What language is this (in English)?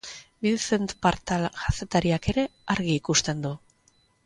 Basque